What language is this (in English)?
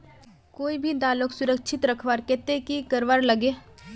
Magahi